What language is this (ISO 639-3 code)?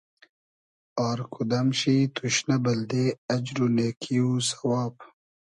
haz